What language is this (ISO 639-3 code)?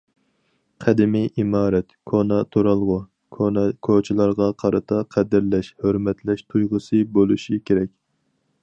uig